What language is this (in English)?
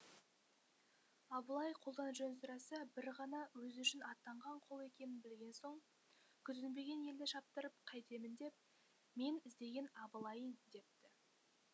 Kazakh